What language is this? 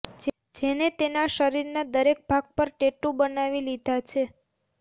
Gujarati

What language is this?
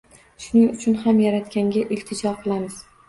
Uzbek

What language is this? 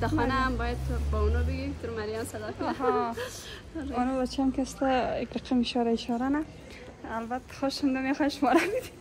Persian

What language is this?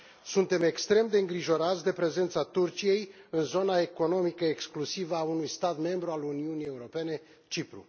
Romanian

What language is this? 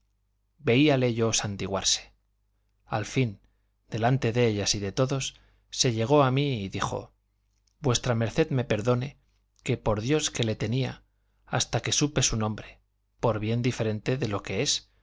Spanish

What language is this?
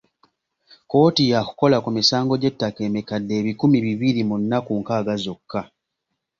Ganda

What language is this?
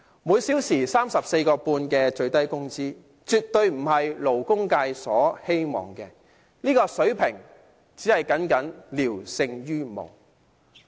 Cantonese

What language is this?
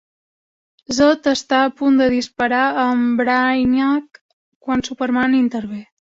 Catalan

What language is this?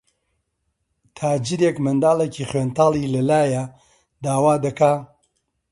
Central Kurdish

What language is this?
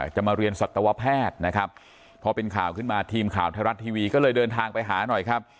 Thai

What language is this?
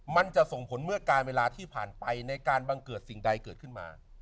Thai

